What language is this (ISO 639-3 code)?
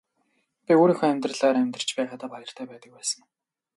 mon